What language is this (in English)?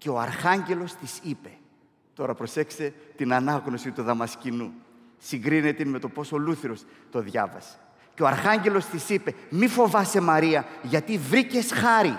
Greek